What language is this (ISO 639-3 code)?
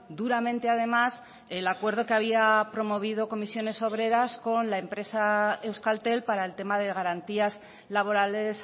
spa